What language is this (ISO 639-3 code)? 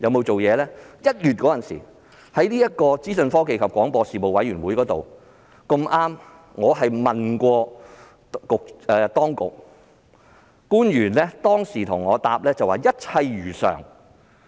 yue